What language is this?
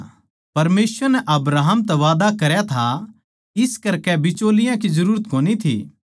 Haryanvi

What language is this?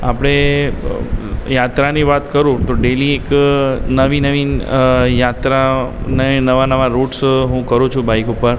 Gujarati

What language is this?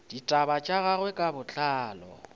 Northern Sotho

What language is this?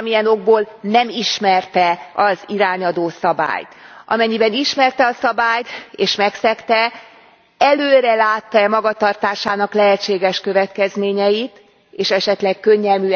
Hungarian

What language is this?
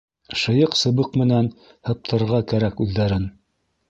Bashkir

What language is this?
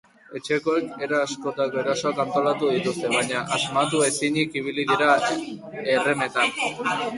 Basque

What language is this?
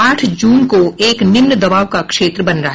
Hindi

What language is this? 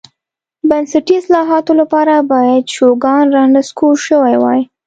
Pashto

